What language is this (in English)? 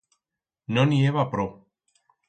Aragonese